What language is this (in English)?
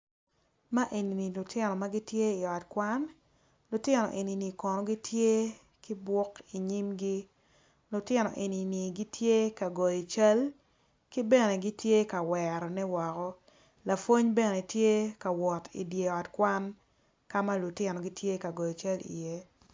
Acoli